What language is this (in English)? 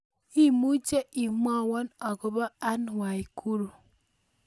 Kalenjin